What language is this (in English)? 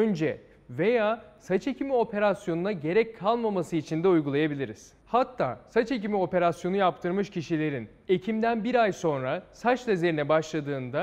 Turkish